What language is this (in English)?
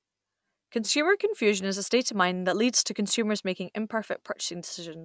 English